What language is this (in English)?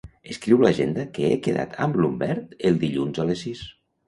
Catalan